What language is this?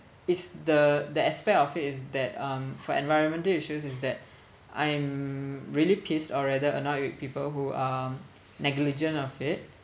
English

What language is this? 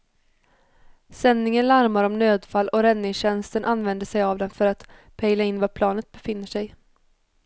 Swedish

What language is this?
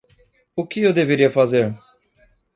Portuguese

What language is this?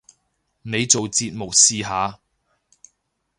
Cantonese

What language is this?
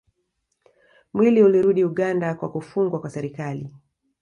Swahili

